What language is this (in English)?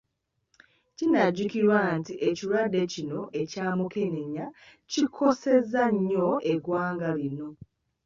Ganda